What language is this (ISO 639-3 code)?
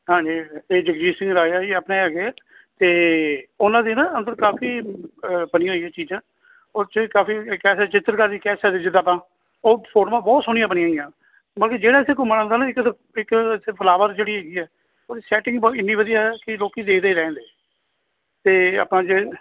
pan